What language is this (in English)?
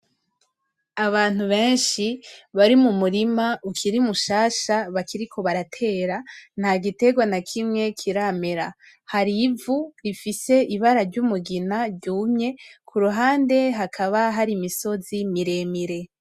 Rundi